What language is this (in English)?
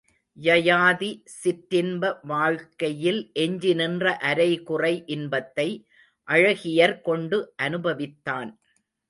Tamil